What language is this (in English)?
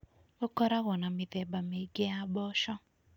Kikuyu